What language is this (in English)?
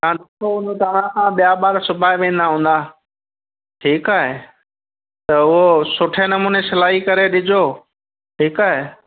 Sindhi